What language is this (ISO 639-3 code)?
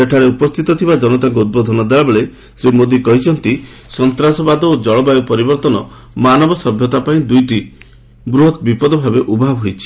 ori